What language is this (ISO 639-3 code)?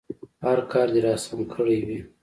pus